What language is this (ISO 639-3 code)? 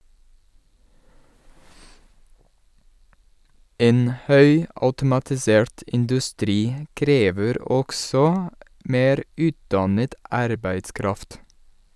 nor